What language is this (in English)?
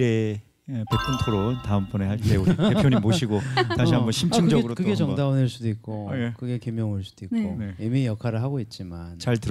Korean